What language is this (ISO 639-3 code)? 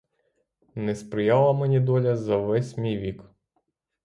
ukr